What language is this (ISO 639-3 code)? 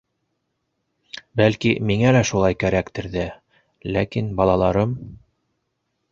bak